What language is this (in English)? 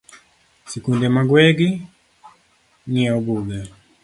Luo (Kenya and Tanzania)